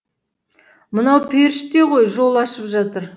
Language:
Kazakh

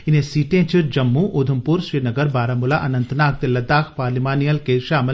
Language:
Dogri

